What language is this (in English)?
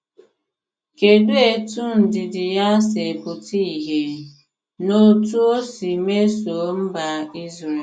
Igbo